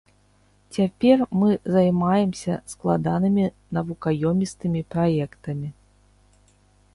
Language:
Belarusian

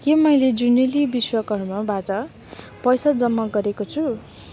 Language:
Nepali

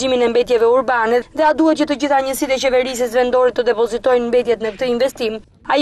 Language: Turkish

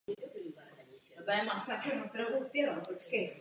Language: Czech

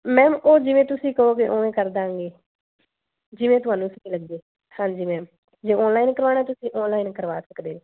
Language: Punjabi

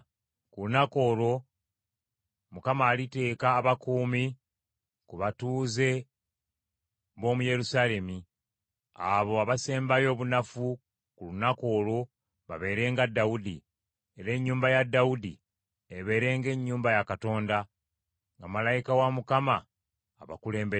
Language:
Ganda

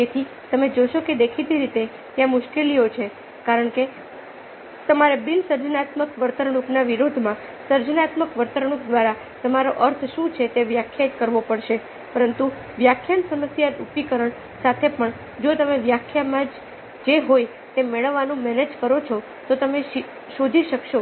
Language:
Gujarati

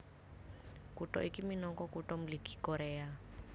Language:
Javanese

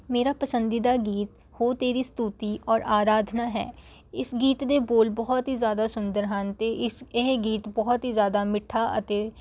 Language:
Punjabi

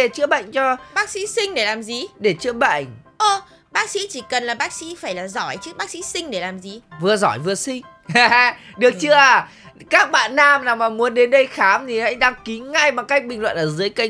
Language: Vietnamese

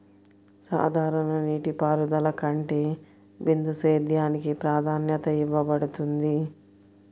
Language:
Telugu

